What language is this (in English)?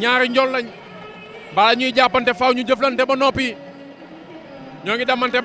French